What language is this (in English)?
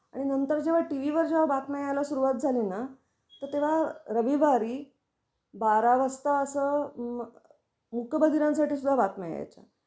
Marathi